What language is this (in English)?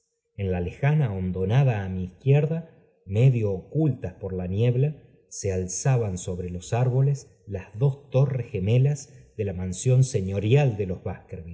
Spanish